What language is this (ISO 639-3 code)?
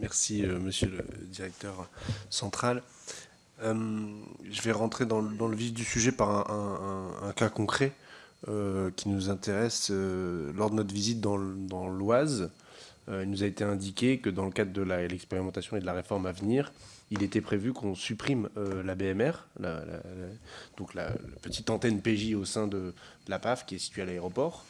fra